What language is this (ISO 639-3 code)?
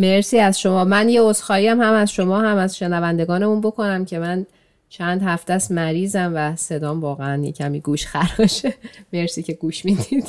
fas